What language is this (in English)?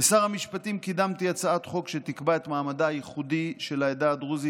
Hebrew